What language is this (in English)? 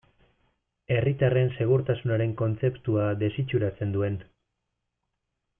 Basque